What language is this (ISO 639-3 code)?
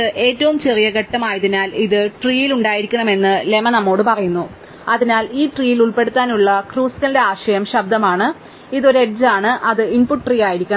mal